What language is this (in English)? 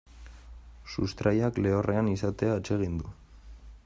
Basque